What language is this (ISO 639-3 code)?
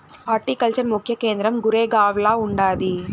tel